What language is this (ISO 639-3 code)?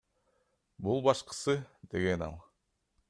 kir